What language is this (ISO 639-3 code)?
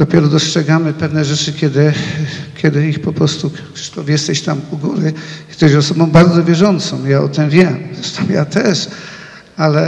pol